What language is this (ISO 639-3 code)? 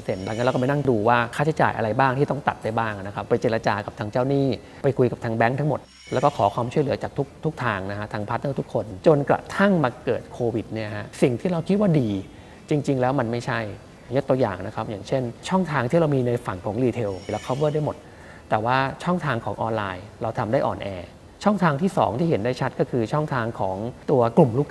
tha